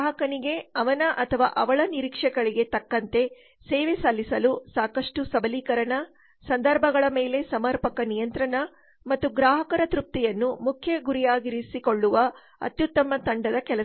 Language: Kannada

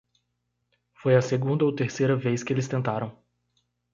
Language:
Portuguese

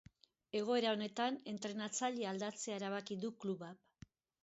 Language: Basque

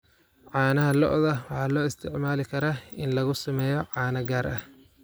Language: Somali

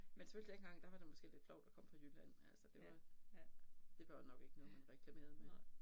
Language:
Danish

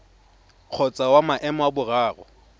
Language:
Tswana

